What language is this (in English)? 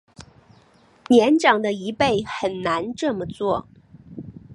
Chinese